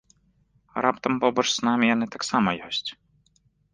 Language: Belarusian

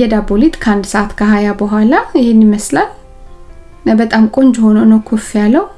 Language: Amharic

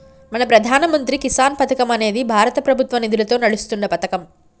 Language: Telugu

